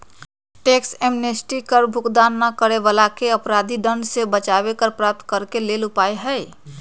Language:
Magahi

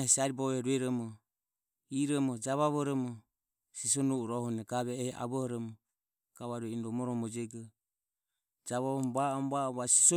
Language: Ömie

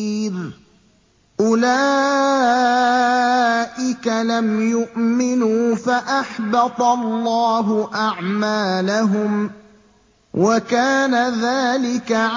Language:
Arabic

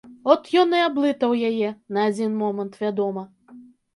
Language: Belarusian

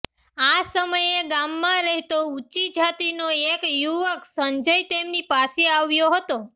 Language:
Gujarati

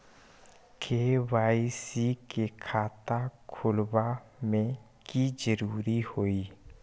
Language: Magahi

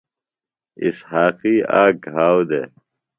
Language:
Phalura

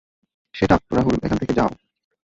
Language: Bangla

